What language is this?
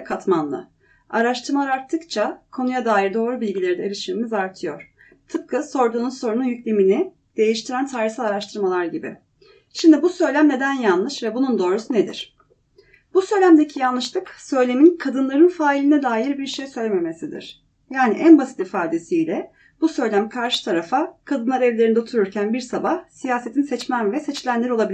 Turkish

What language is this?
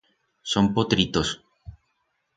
Aragonese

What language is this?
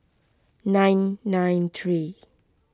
English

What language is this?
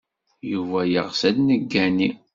Kabyle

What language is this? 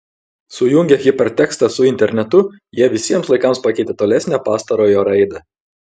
Lithuanian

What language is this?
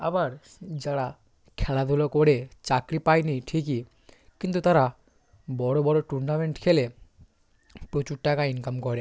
Bangla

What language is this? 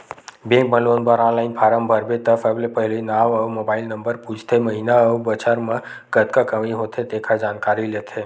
Chhattisgarhi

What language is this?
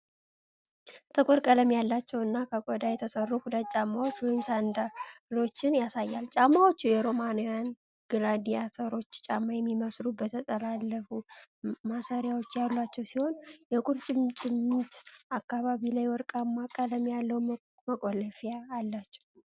Amharic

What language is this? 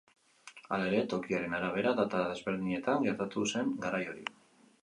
Basque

